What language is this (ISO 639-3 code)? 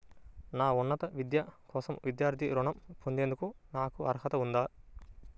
tel